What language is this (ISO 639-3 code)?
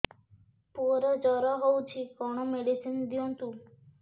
ori